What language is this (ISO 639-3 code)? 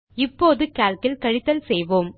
tam